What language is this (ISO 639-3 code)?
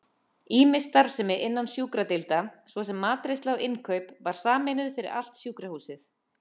isl